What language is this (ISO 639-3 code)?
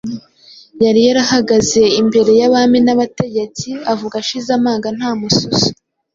kin